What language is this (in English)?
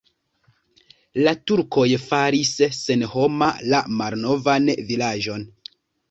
Esperanto